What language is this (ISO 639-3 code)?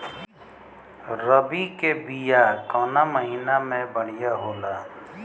bho